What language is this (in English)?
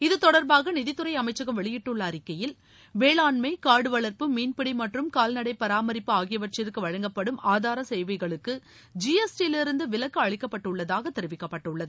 Tamil